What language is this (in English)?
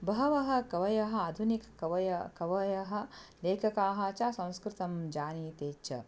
Sanskrit